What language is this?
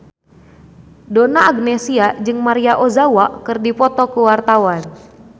Sundanese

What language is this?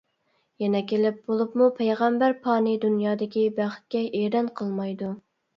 Uyghur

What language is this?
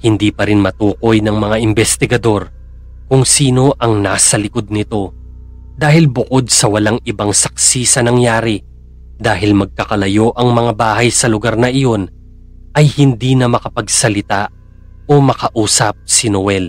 Filipino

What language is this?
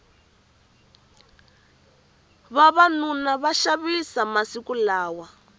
Tsonga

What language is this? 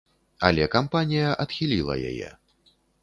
Belarusian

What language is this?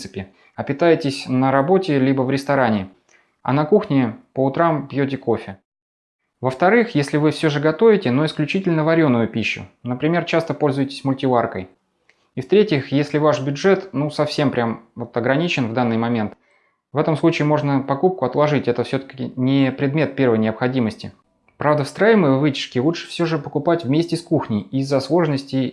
Russian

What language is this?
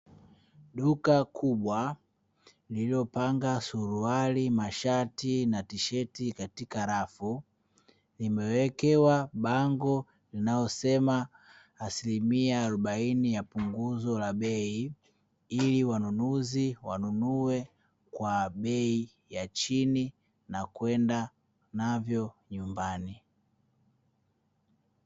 Swahili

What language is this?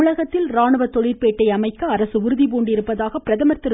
Tamil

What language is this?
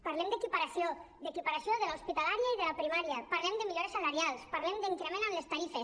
Catalan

